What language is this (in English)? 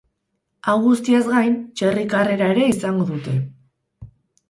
Basque